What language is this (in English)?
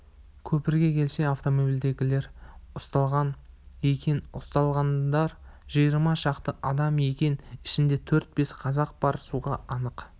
Kazakh